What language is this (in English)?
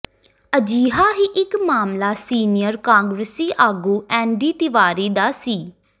Punjabi